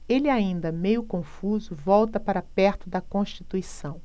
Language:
Portuguese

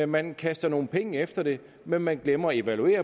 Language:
Danish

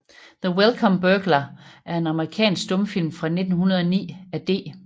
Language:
Danish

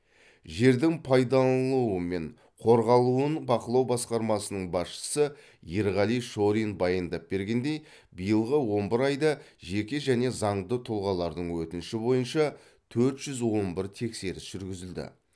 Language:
Kazakh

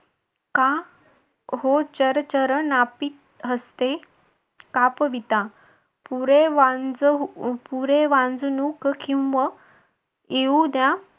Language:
Marathi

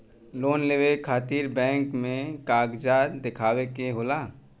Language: Bhojpuri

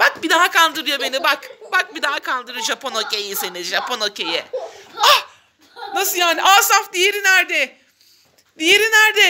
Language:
Turkish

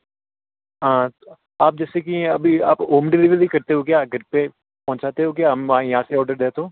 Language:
Hindi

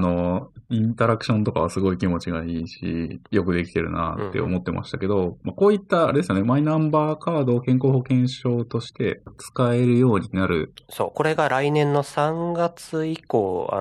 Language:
Japanese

